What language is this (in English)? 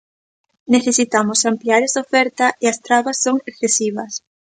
Galician